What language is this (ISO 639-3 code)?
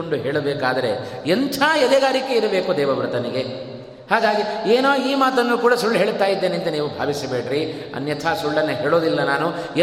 kan